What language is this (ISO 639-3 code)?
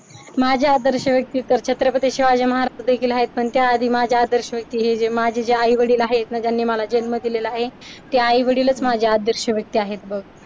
mar